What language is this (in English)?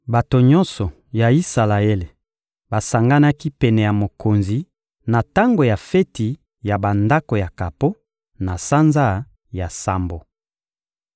Lingala